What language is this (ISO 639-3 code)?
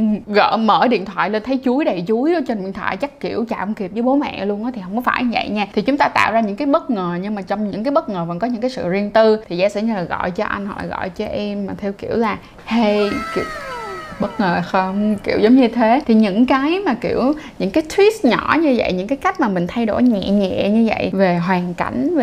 vie